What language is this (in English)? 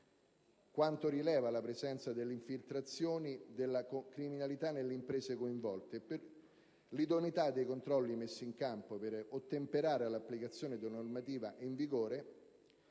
Italian